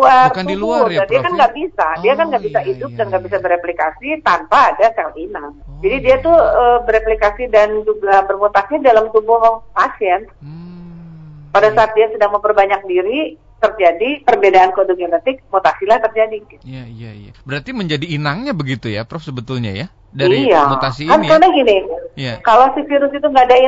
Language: Indonesian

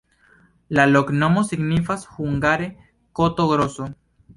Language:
Esperanto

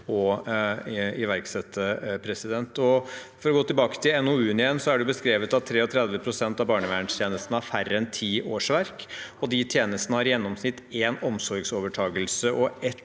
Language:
Norwegian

